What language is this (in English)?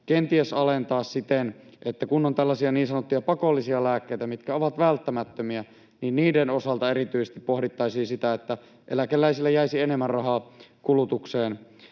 Finnish